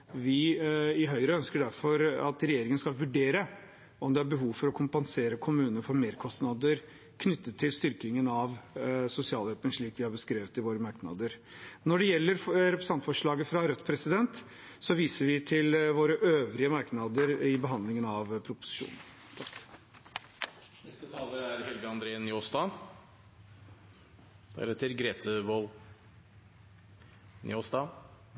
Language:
Norwegian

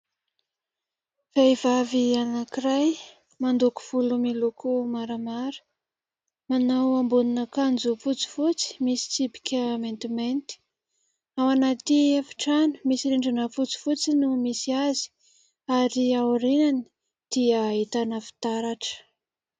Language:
Malagasy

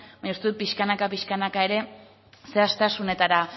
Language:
Basque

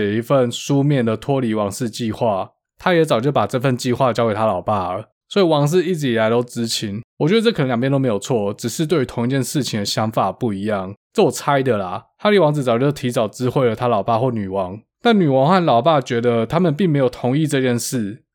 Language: Chinese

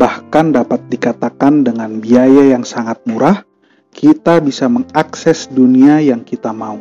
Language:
Indonesian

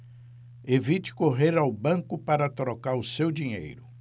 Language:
Portuguese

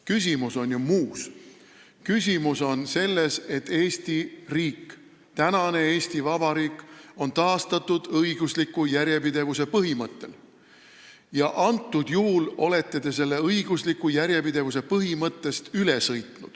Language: Estonian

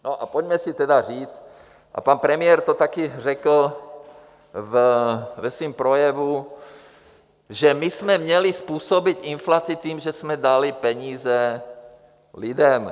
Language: Czech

